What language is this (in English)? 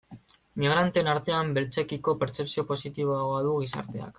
Basque